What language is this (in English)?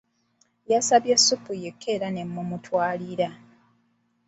Ganda